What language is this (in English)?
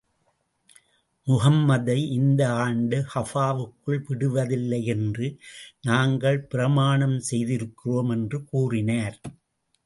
Tamil